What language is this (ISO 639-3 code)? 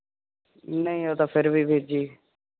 pan